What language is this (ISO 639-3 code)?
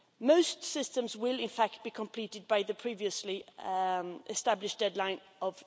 eng